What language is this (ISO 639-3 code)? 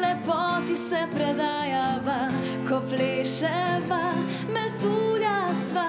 pol